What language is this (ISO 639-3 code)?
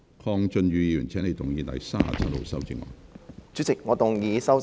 yue